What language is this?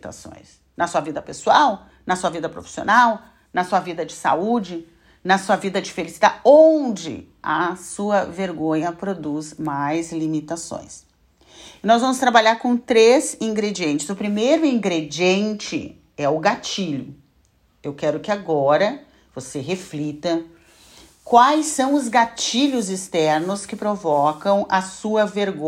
Portuguese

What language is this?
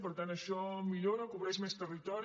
Catalan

